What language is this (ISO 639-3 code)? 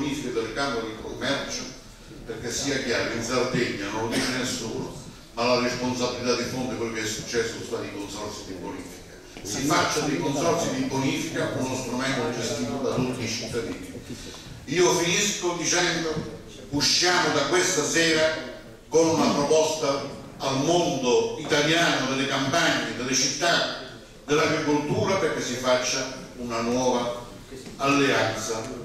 ita